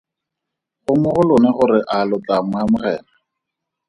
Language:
Tswana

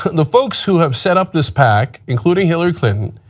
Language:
English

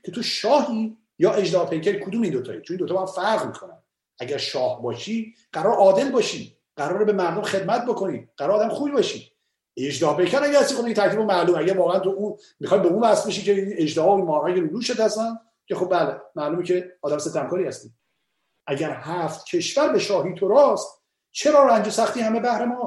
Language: Persian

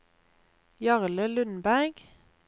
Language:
Norwegian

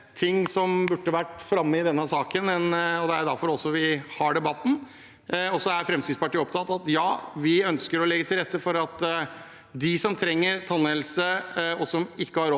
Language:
Norwegian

